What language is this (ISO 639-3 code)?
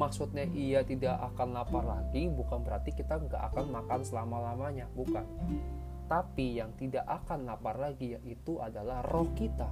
ind